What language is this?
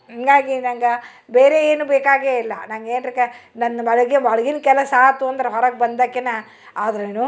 Kannada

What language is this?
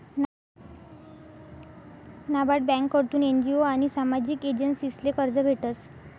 Marathi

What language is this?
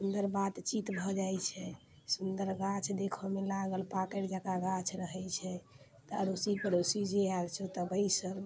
Maithili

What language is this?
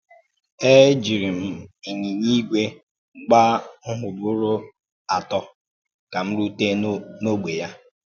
Igbo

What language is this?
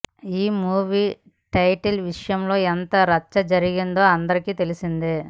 Telugu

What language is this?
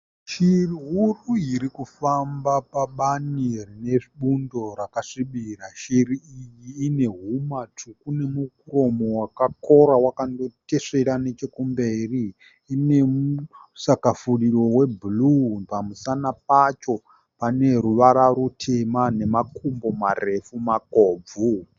Shona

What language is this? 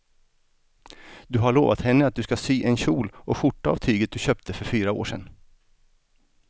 Swedish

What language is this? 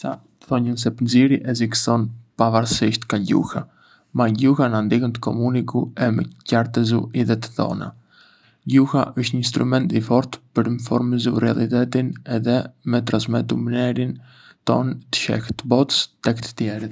Arbëreshë Albanian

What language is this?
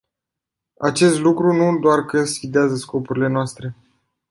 Romanian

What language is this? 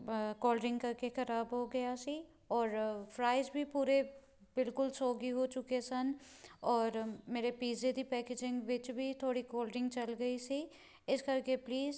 Punjabi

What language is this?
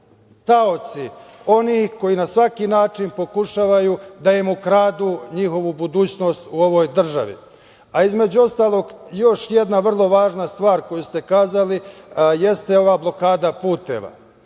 Serbian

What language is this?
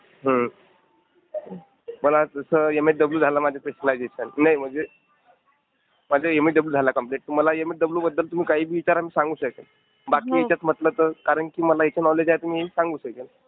Marathi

